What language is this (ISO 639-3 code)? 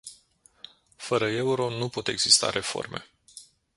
ron